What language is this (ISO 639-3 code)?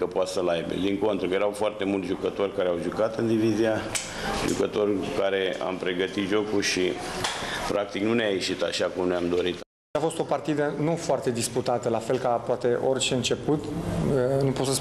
ron